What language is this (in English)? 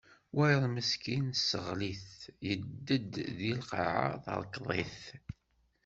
Kabyle